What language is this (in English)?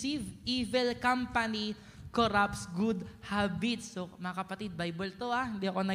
Filipino